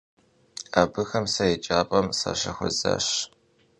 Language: Kabardian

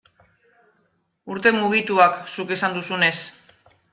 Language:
Basque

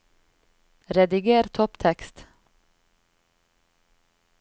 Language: Norwegian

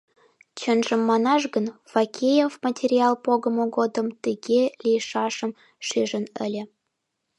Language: Mari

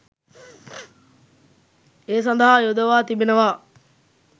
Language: Sinhala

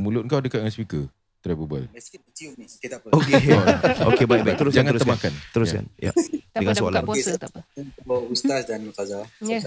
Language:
Malay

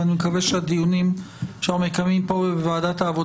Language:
Hebrew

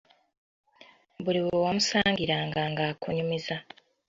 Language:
Ganda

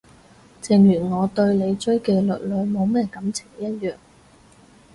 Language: Cantonese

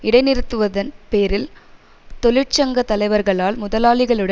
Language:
Tamil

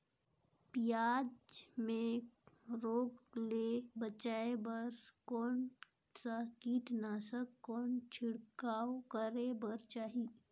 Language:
Chhattisgarhi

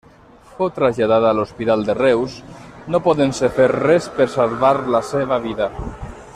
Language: Catalan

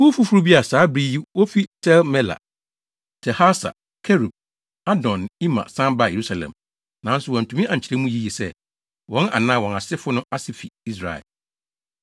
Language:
Akan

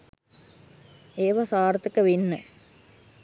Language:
Sinhala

